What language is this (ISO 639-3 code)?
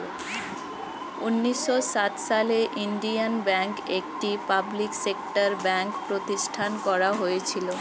ben